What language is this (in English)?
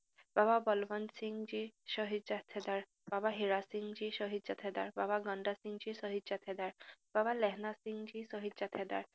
Assamese